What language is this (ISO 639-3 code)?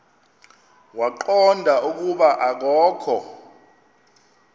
xho